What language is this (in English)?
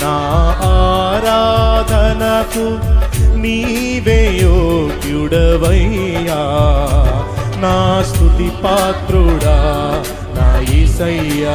Romanian